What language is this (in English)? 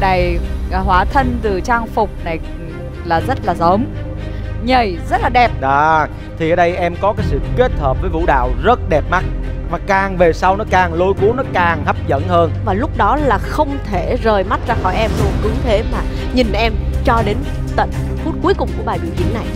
Vietnamese